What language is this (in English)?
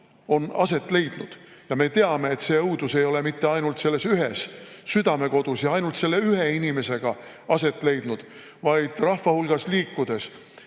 Estonian